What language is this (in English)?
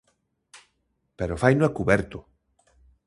Galician